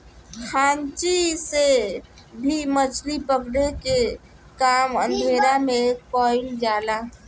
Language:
Bhojpuri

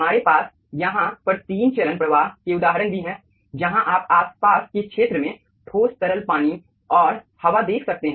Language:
Hindi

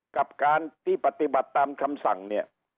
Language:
Thai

